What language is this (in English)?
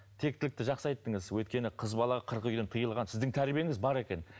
Kazakh